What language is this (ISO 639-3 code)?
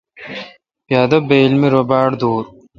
xka